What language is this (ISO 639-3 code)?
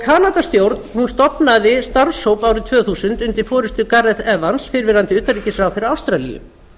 isl